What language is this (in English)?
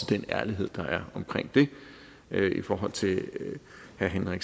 Danish